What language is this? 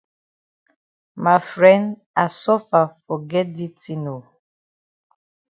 Cameroon Pidgin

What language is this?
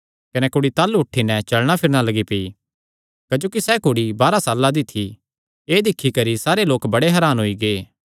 Kangri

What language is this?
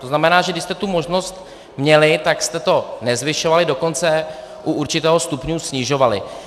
Czech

